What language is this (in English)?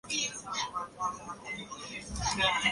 Chinese